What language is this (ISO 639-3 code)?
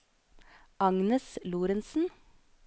nor